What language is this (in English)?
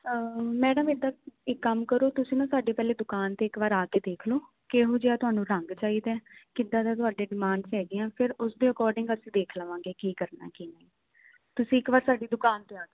Punjabi